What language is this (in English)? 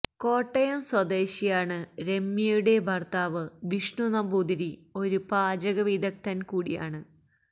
Malayalam